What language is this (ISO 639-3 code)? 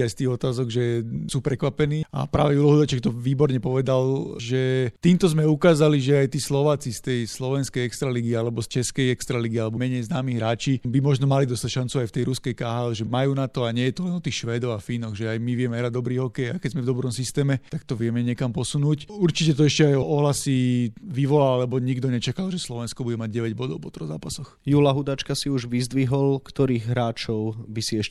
slk